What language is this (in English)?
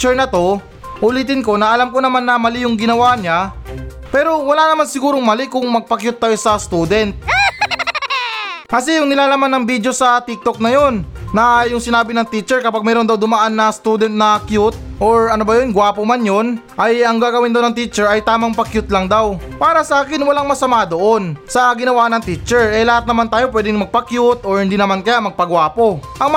Filipino